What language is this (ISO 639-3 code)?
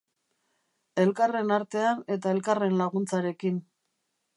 eus